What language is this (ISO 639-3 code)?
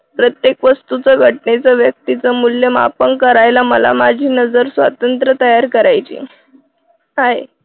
mar